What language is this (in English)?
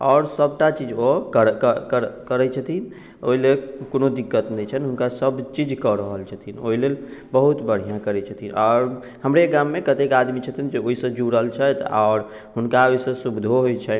Maithili